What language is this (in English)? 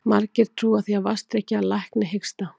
Icelandic